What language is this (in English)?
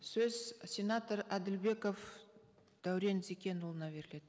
Kazakh